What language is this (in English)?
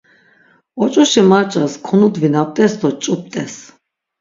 Laz